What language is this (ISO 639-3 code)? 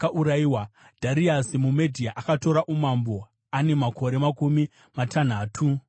sna